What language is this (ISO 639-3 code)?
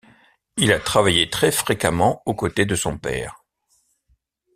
fra